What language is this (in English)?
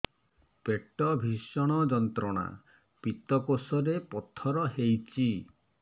Odia